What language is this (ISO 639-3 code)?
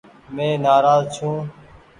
gig